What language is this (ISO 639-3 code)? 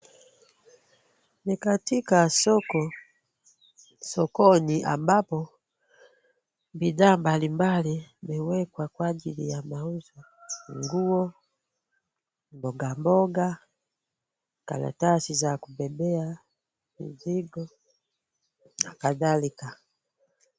swa